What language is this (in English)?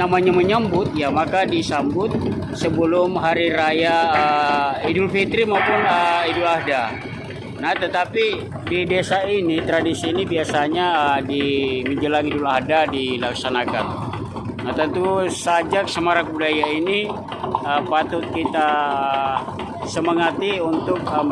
Indonesian